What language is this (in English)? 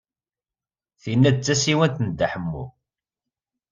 Kabyle